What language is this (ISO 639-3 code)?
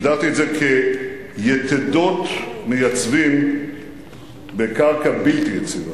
heb